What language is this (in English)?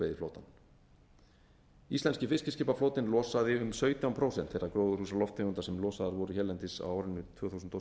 Icelandic